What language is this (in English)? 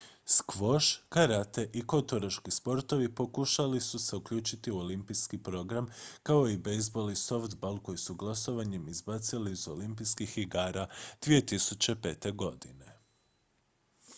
Croatian